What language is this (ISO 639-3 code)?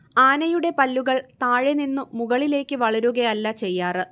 mal